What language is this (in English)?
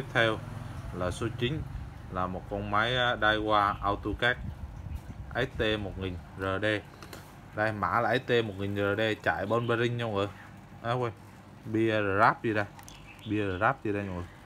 Vietnamese